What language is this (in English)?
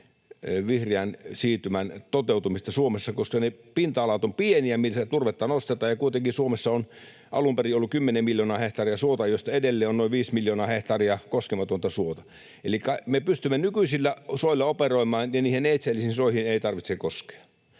Finnish